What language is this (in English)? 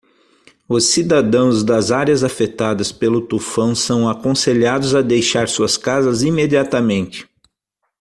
Portuguese